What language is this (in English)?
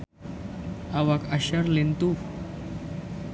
Sundanese